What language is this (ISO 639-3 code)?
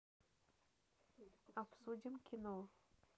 rus